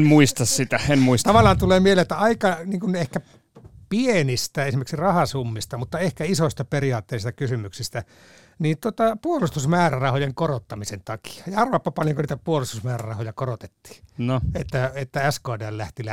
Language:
Finnish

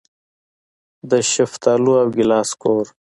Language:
Pashto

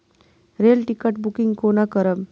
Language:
Maithili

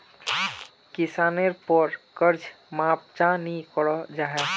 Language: Magahi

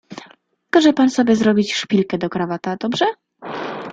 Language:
Polish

